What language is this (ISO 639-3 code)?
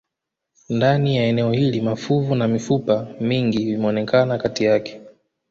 swa